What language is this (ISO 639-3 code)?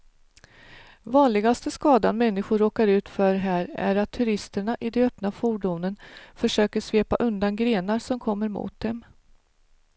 swe